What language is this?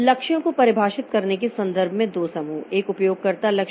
Hindi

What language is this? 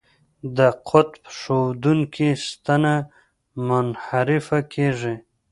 Pashto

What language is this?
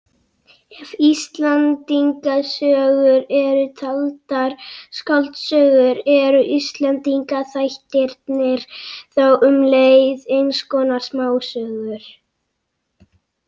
Icelandic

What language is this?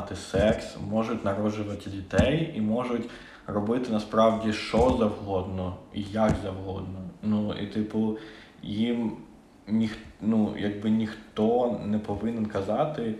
Ukrainian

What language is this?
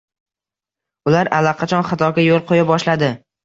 Uzbek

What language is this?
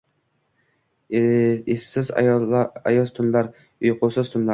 Uzbek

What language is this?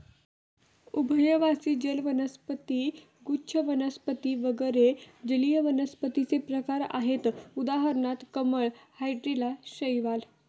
Marathi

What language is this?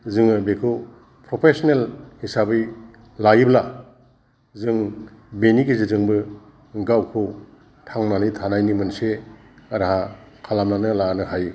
Bodo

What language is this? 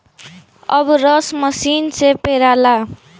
Bhojpuri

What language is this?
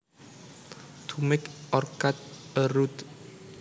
Javanese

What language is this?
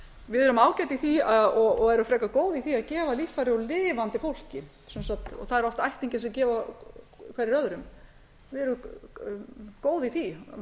Icelandic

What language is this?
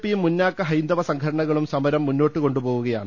Malayalam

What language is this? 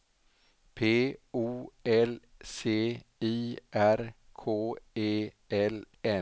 Swedish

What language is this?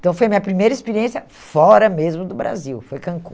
Portuguese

